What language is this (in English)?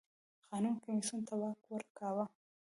Pashto